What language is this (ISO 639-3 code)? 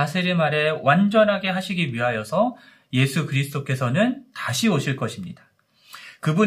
kor